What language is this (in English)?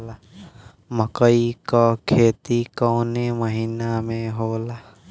Bhojpuri